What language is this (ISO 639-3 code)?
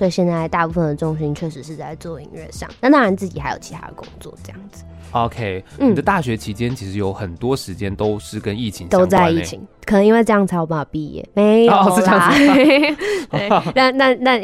zho